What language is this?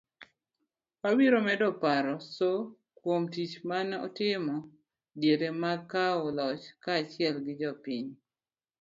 Luo (Kenya and Tanzania)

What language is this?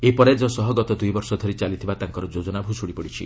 Odia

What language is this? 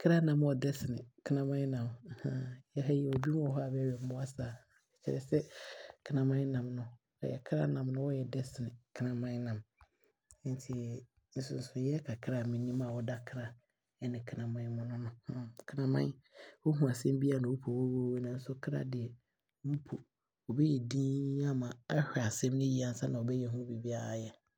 Abron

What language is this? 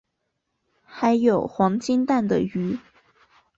Chinese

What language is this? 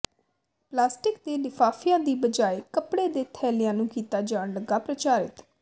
Punjabi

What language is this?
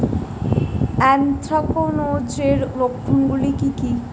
Bangla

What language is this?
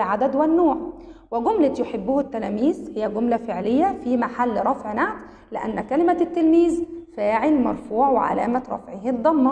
Arabic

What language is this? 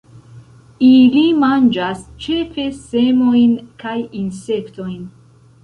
Esperanto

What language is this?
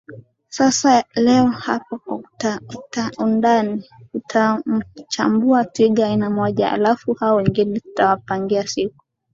Swahili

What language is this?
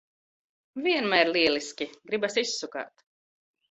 Latvian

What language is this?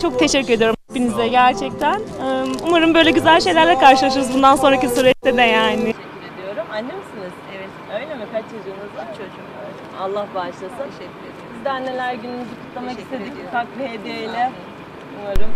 Turkish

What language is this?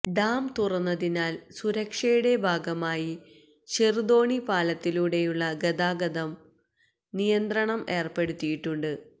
Malayalam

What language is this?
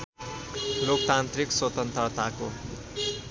Nepali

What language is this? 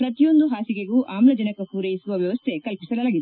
Kannada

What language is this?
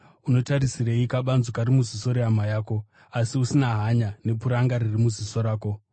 Shona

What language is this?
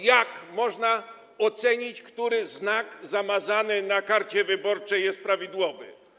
Polish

